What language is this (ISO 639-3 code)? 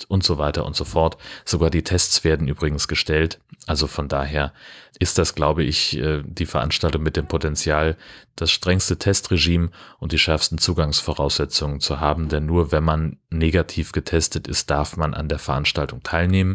deu